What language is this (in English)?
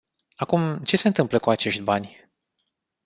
Romanian